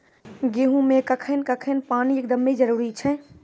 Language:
Maithili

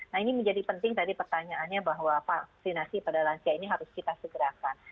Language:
Indonesian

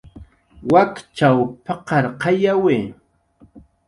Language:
Jaqaru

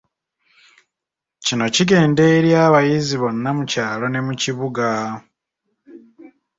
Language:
Ganda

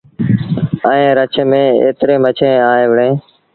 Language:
Sindhi Bhil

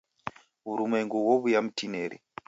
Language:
Taita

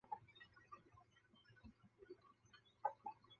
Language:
Chinese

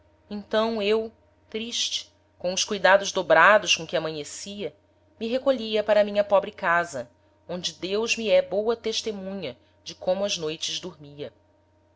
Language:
Portuguese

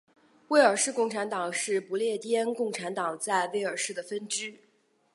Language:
Chinese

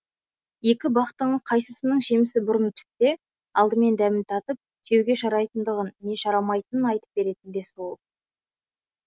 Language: Kazakh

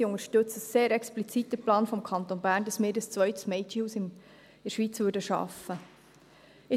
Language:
Swiss German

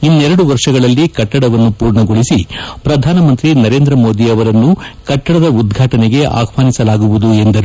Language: Kannada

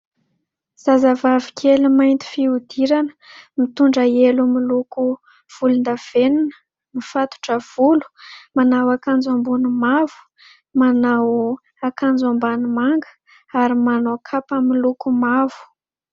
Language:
Malagasy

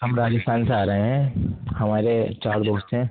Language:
Urdu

